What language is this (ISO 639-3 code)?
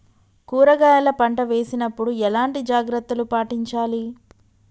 tel